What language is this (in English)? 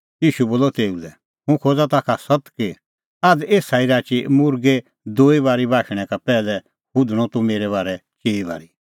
Kullu Pahari